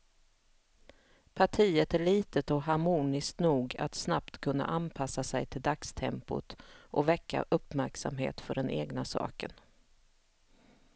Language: Swedish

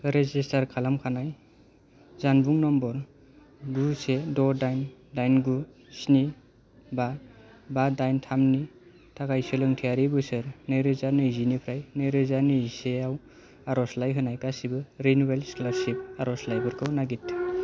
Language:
Bodo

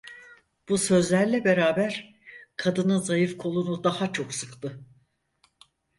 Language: Turkish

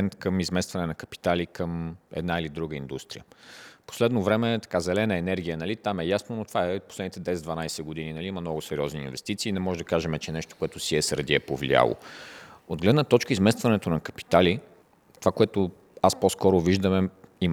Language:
Bulgarian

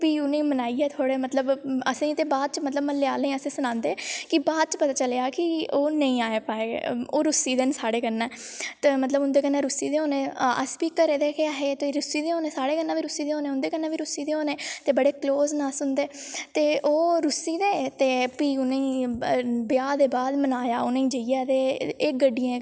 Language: Dogri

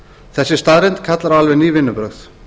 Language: Icelandic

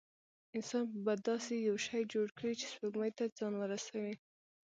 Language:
Pashto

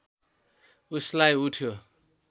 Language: Nepali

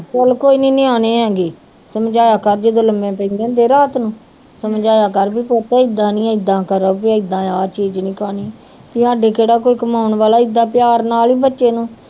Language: Punjabi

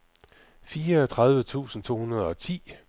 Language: Danish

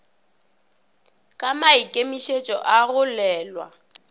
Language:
Northern Sotho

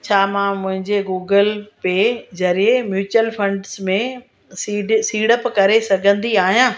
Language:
Sindhi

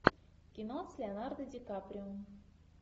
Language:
Russian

